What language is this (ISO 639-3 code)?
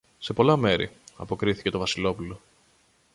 ell